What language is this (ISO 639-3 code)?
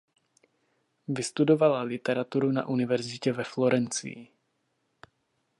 ces